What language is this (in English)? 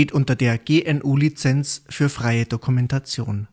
German